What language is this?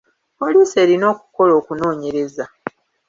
Ganda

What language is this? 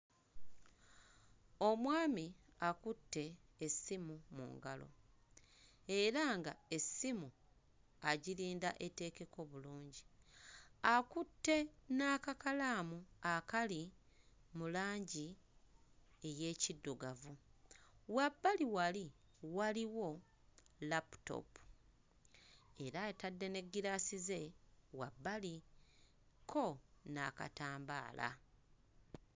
Ganda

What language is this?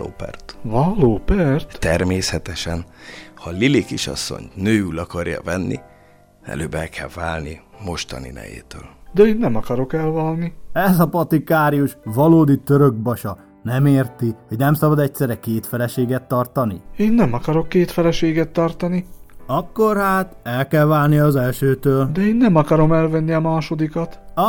Hungarian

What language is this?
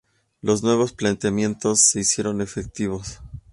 Spanish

